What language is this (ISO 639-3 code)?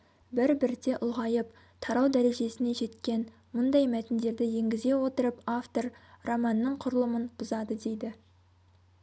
kaz